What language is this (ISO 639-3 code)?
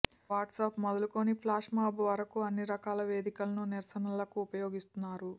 tel